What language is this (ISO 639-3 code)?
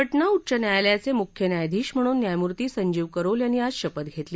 mar